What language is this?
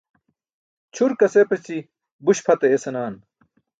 Burushaski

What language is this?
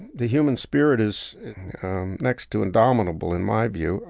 English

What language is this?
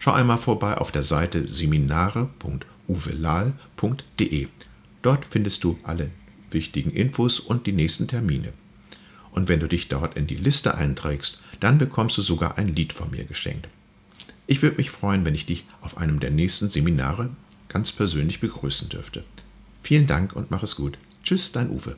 German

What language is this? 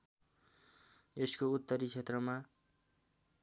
Nepali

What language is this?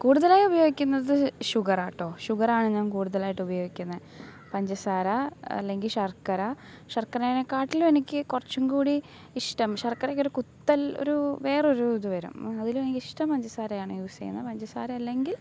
Malayalam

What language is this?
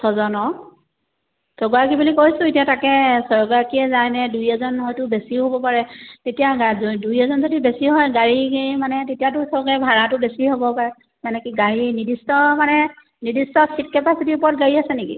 Assamese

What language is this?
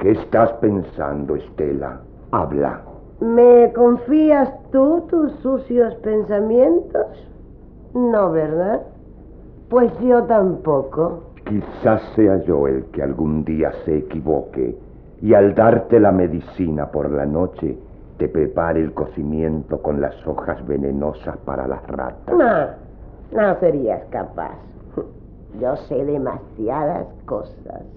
Spanish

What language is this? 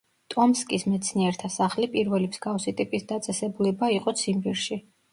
Georgian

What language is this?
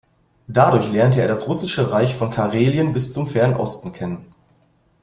German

